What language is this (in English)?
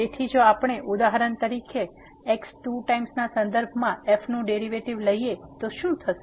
Gujarati